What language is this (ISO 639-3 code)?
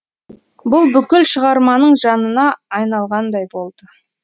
kaz